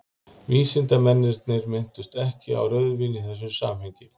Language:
Icelandic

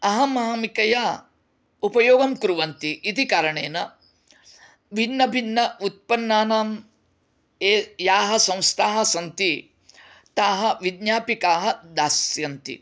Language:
Sanskrit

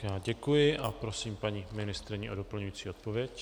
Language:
Czech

